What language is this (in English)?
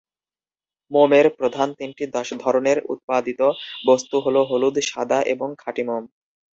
Bangla